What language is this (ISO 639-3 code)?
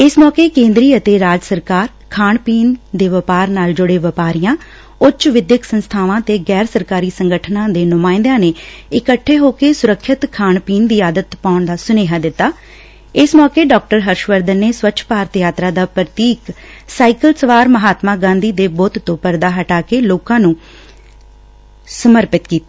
pan